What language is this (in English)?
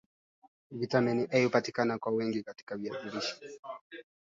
Swahili